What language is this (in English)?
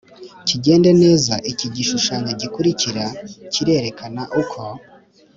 Kinyarwanda